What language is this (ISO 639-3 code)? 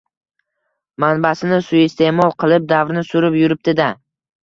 uzb